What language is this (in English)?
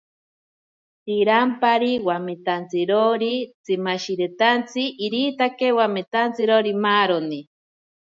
Ashéninka Perené